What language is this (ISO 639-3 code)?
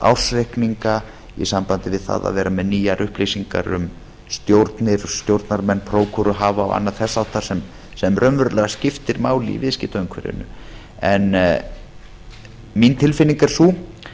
isl